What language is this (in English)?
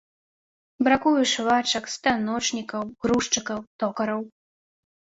Belarusian